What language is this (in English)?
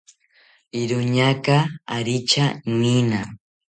South Ucayali Ashéninka